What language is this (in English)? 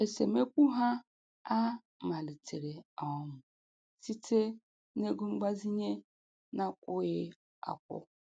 Igbo